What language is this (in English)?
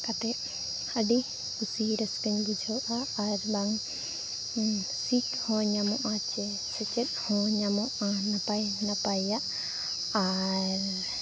Santali